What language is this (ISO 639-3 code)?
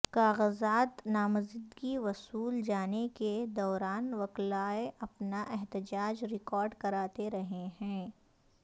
urd